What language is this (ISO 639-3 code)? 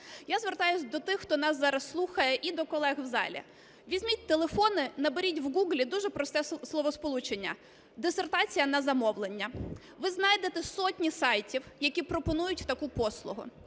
ukr